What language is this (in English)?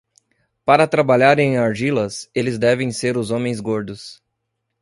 Portuguese